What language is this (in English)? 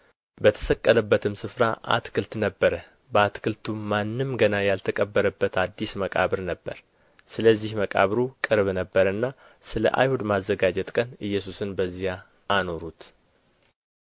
Amharic